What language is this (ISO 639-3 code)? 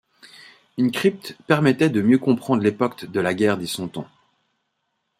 fra